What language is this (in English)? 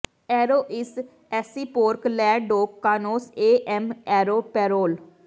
Punjabi